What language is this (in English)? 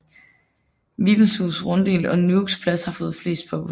Danish